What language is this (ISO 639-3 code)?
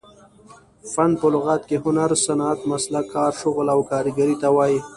pus